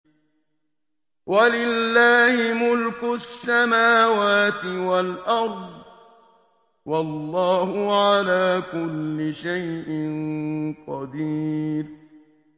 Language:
Arabic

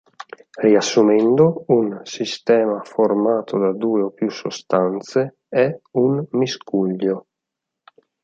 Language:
Italian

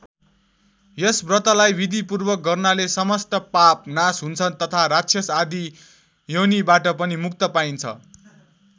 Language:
Nepali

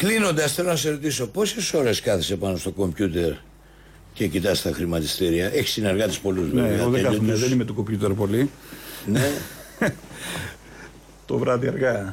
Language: Greek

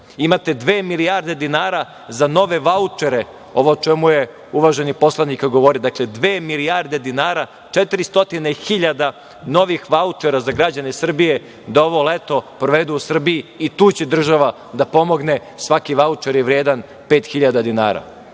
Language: Serbian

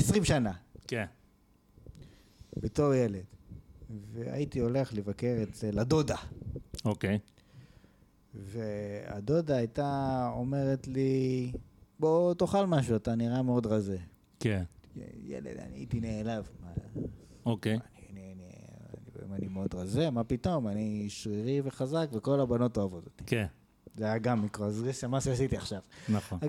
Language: Hebrew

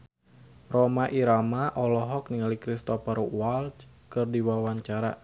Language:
Sundanese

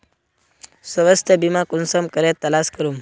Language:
Magahi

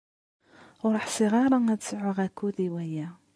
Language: Kabyle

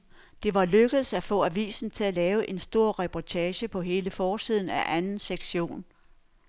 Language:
Danish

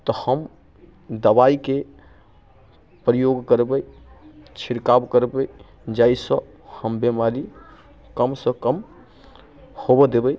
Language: Maithili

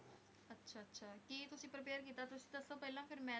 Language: Punjabi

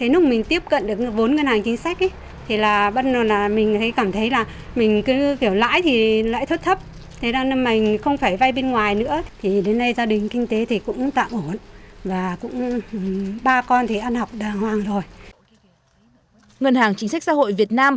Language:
Vietnamese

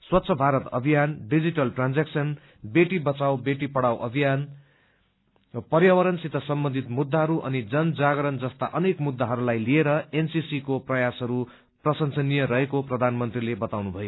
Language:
Nepali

